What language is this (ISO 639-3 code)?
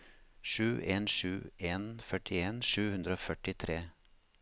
nor